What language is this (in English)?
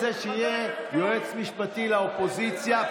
Hebrew